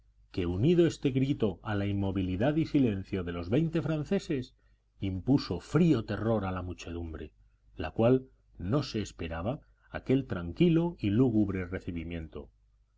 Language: Spanish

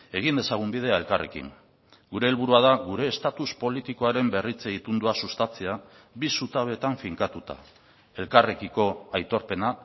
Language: Basque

